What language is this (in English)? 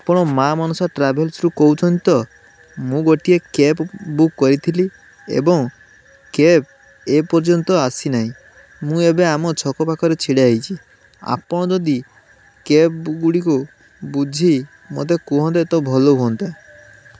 Odia